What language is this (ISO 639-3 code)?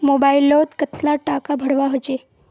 mag